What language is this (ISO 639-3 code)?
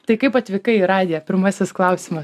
lit